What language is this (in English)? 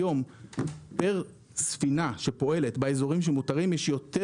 Hebrew